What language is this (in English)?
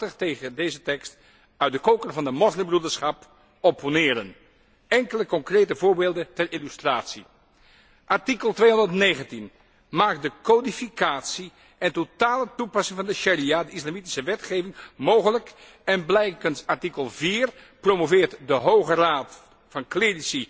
Dutch